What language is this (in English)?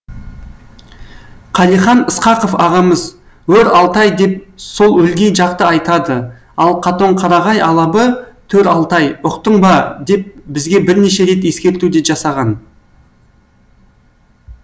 Kazakh